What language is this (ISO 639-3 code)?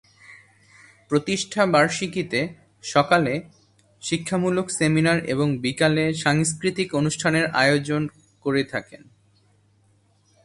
ben